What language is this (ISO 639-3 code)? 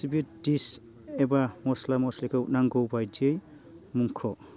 brx